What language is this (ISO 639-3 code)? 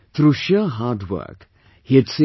eng